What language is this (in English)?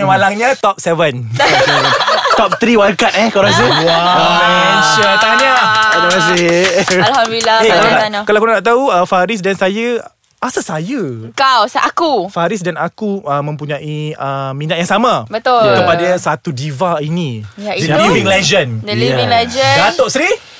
Malay